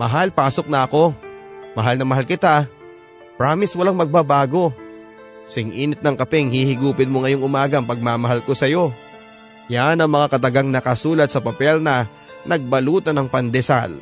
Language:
Filipino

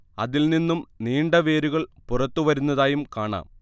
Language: Malayalam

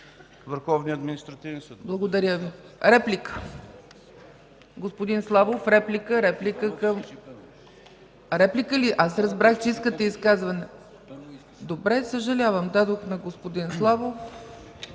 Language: Bulgarian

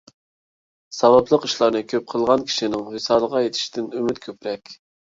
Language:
Uyghur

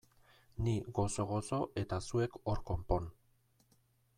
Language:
Basque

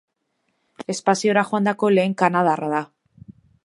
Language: Basque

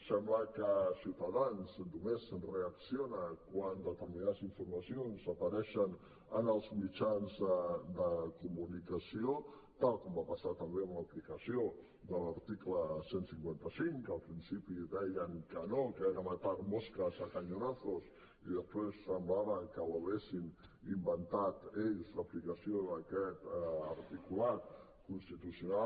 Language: Catalan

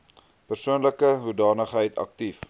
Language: Afrikaans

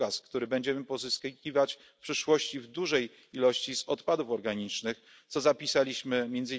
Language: Polish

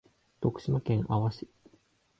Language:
Japanese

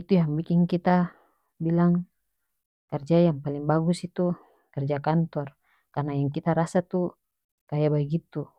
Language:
North Moluccan Malay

